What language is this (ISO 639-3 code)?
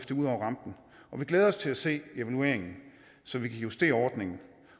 dan